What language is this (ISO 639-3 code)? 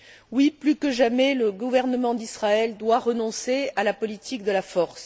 fra